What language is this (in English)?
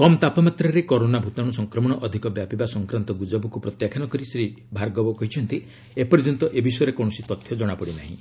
Odia